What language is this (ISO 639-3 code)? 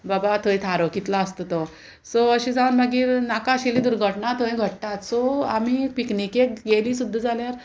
kok